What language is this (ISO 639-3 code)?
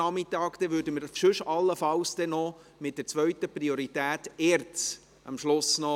gsw